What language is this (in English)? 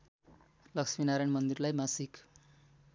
Nepali